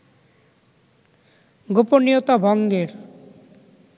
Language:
Bangla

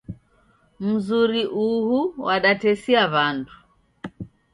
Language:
Taita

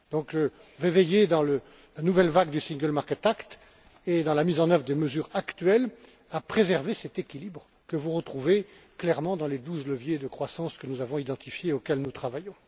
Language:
French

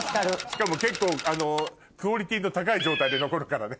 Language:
Japanese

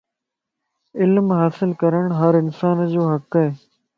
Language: Lasi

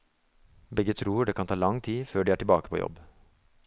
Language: Norwegian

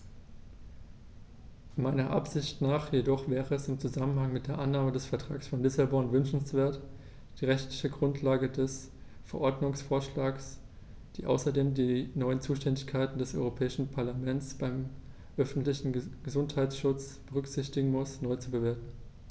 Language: German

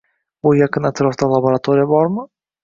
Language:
Uzbek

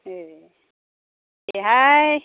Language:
Bodo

